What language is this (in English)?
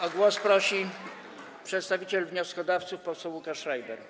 Polish